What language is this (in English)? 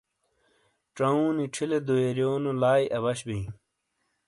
Shina